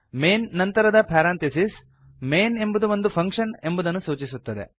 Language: Kannada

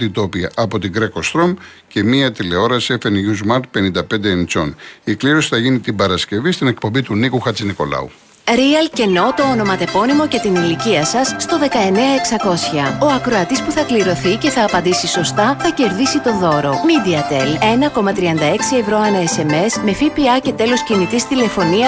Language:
Greek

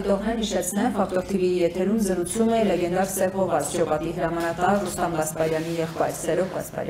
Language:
Turkish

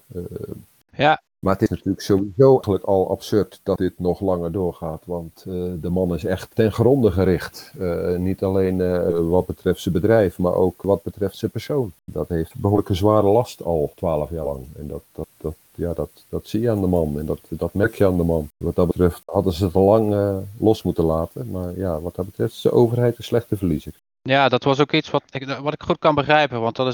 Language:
Dutch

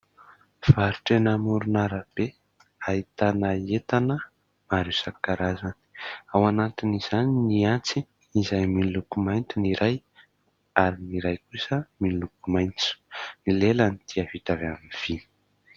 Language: Malagasy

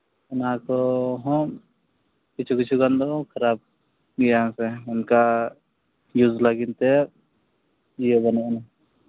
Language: Santali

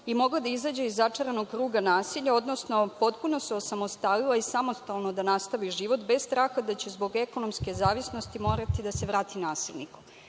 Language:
Serbian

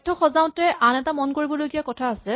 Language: Assamese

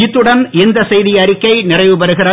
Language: Tamil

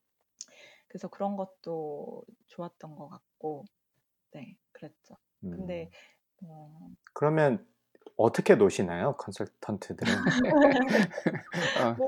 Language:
Korean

